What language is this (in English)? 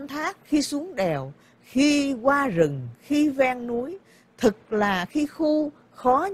Vietnamese